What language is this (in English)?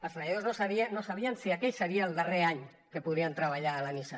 Catalan